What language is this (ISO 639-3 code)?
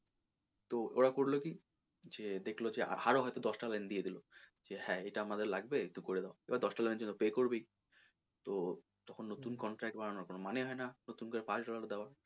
ben